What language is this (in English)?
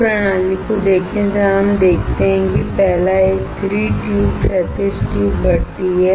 Hindi